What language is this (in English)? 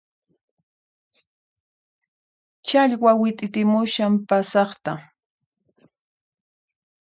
Puno Quechua